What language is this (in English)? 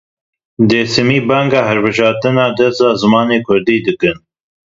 Kurdish